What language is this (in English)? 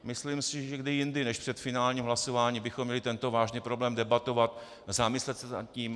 Czech